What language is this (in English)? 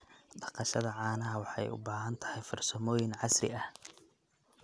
Somali